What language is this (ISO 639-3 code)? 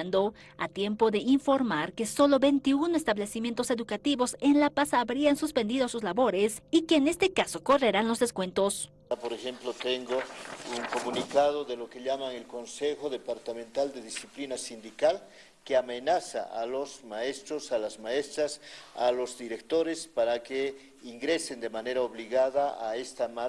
spa